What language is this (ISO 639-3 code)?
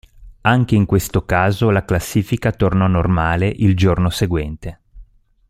ita